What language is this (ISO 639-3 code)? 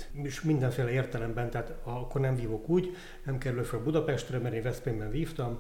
hun